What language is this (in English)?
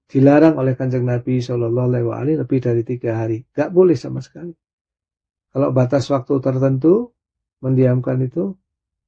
Indonesian